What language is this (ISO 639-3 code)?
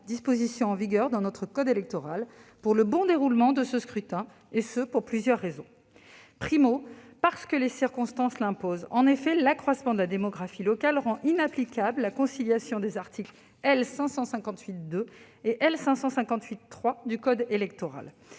fra